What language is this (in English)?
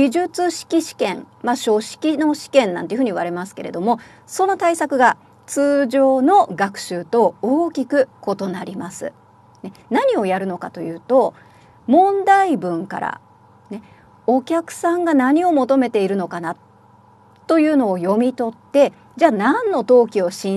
Japanese